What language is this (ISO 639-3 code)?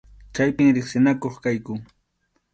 qxu